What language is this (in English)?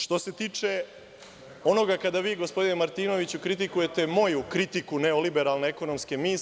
Serbian